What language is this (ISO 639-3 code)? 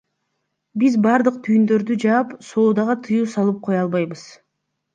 kir